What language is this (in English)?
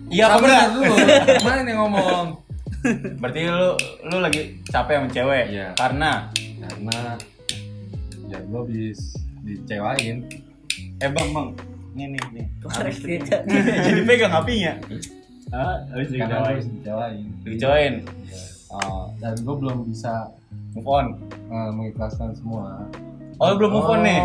Indonesian